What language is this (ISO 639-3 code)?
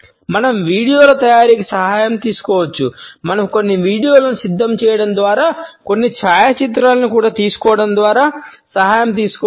tel